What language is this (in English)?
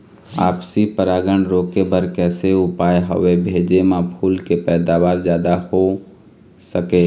Chhattisgarhi